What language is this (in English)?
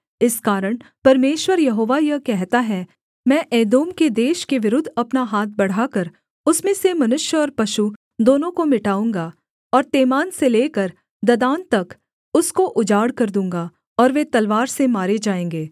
Hindi